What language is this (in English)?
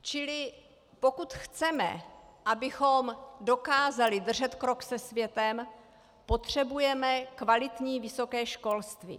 Czech